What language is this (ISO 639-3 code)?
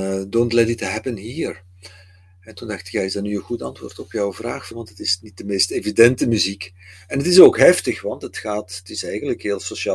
nld